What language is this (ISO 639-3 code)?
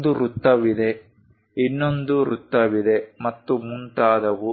kan